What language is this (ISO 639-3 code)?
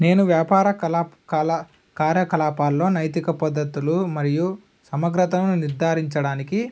tel